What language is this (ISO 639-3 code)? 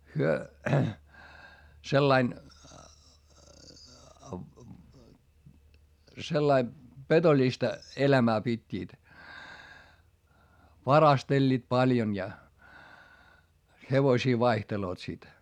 fin